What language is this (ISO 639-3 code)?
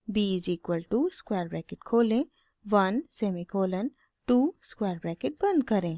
hin